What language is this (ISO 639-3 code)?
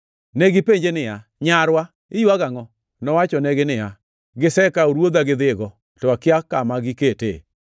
luo